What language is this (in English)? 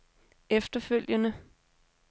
Danish